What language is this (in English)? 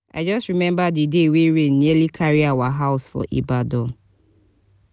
Nigerian Pidgin